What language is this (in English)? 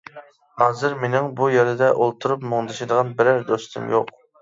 Uyghur